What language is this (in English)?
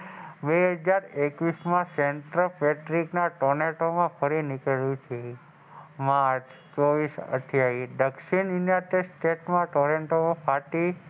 Gujarati